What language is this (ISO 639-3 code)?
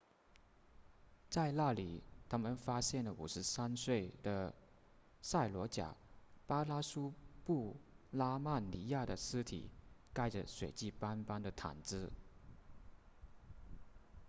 zho